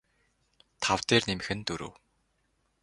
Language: Mongolian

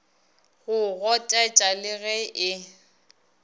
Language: Northern Sotho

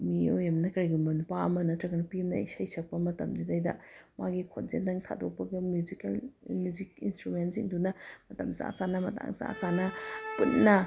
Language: Manipuri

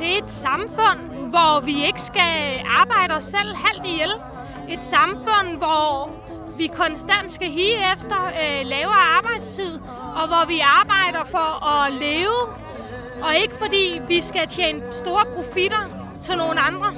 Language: Danish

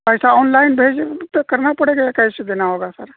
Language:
Urdu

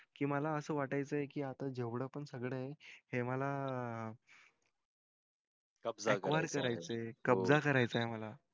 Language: Marathi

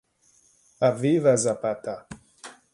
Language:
Hungarian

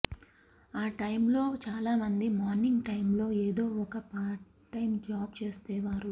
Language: Telugu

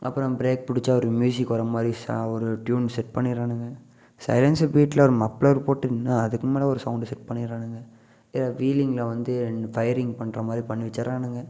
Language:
Tamil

